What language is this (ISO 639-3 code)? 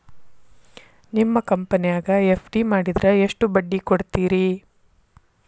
kan